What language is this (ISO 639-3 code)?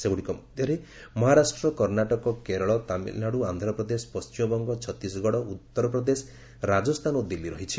ori